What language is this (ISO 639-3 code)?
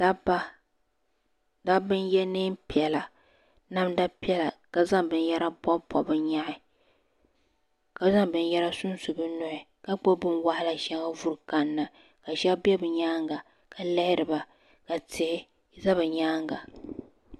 dag